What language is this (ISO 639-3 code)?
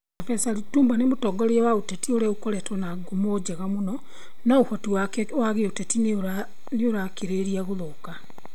kik